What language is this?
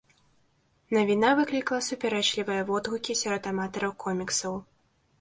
Belarusian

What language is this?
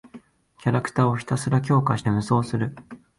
Japanese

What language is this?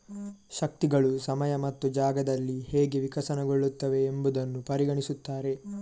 Kannada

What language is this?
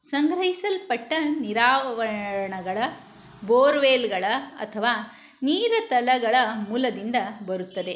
Kannada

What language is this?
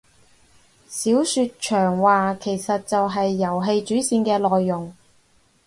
Cantonese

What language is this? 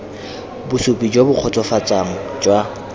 Tswana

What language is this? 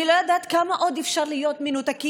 Hebrew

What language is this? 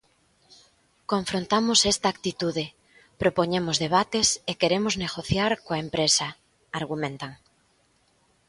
Galician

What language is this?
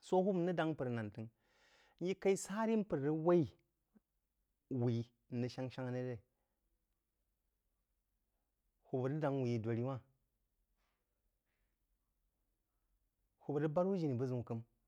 Jiba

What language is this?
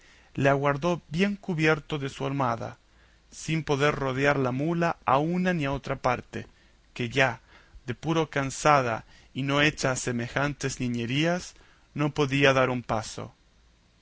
Spanish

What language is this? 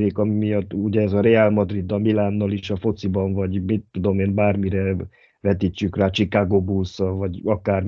Hungarian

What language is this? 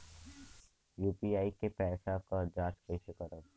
Bhojpuri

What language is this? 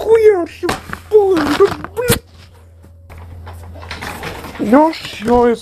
Russian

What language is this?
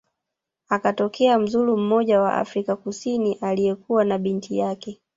Swahili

